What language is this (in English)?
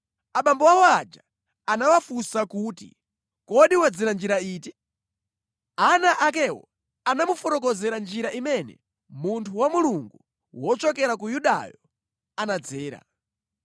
Nyanja